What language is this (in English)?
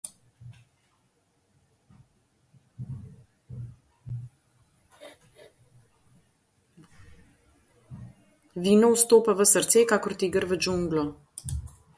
Slovenian